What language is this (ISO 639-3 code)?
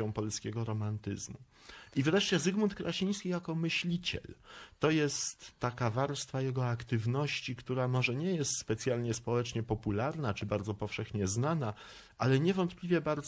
pol